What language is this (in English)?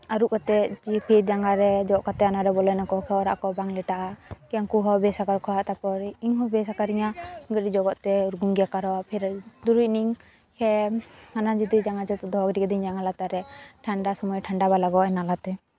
Santali